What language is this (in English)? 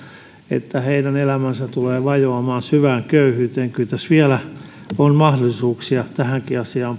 Finnish